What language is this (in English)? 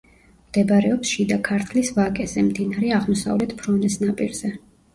Georgian